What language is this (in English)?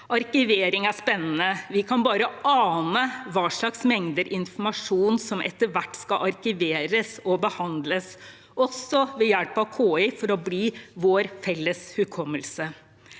Norwegian